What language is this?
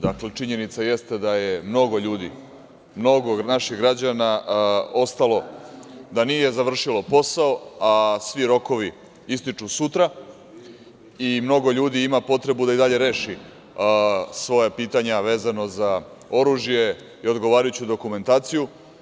Serbian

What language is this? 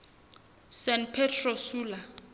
Southern Sotho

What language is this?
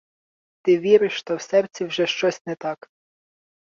Ukrainian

